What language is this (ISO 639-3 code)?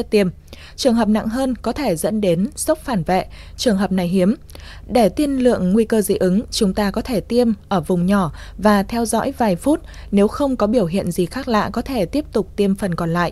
vie